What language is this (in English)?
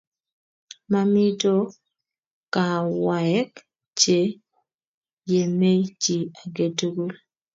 Kalenjin